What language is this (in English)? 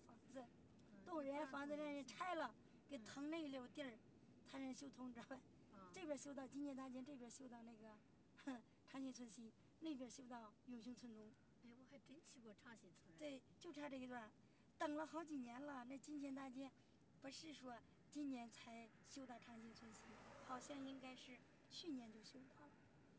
Chinese